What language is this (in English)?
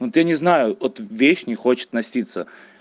Russian